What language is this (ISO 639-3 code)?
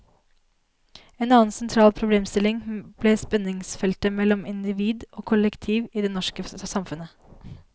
nor